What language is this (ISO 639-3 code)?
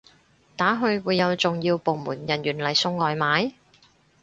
yue